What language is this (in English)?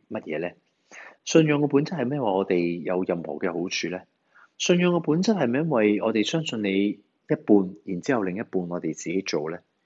Chinese